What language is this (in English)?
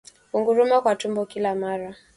Swahili